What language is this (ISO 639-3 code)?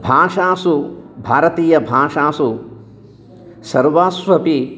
san